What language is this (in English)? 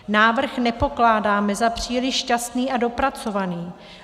Czech